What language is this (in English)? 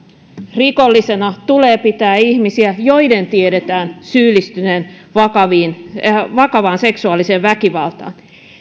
Finnish